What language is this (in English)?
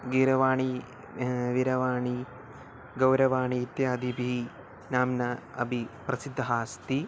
Sanskrit